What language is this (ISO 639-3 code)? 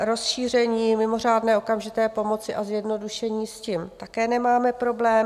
ces